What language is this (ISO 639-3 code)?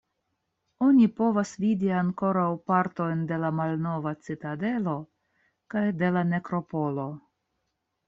epo